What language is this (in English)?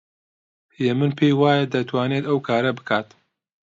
Central Kurdish